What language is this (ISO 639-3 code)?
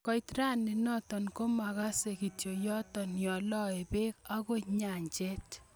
kln